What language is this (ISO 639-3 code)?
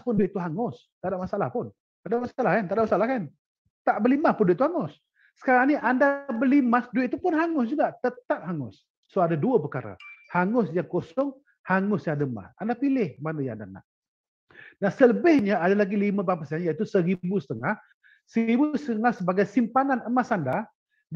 msa